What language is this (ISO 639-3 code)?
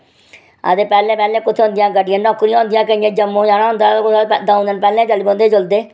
doi